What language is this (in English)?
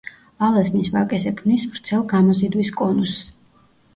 Georgian